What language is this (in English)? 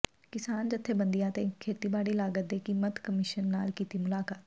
Punjabi